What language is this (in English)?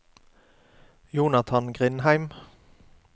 Norwegian